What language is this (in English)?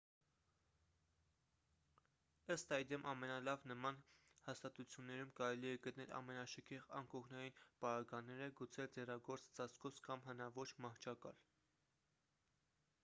Armenian